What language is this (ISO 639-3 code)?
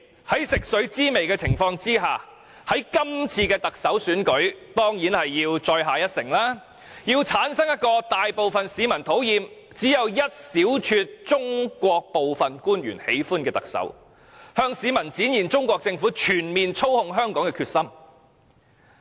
yue